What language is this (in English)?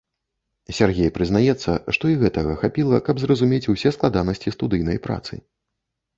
Belarusian